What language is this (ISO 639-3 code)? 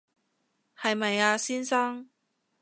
yue